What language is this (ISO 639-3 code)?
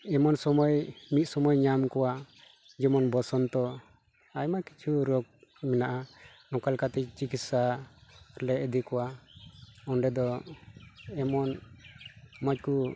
sat